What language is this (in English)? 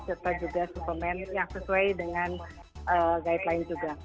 Indonesian